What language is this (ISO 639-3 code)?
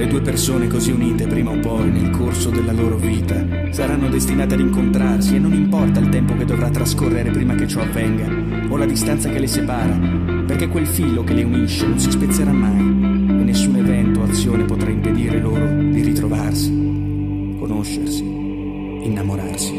ita